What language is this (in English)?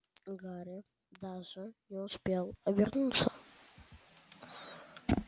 Russian